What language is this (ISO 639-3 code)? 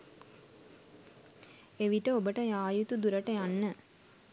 sin